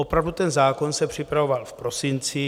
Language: Czech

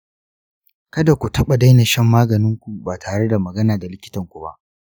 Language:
Hausa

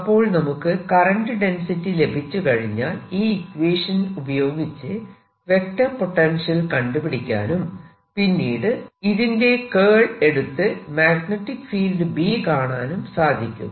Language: Malayalam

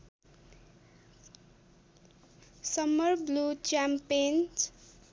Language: Nepali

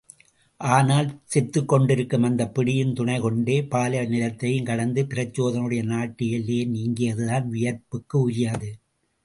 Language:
Tamil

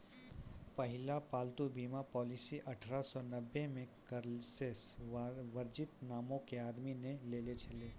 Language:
Maithili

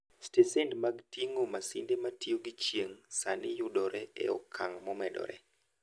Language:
Luo (Kenya and Tanzania)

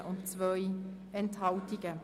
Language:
Swiss German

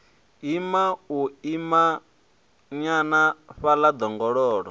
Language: Venda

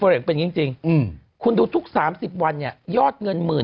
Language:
Thai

